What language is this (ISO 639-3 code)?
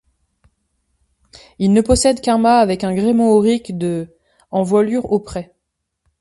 fra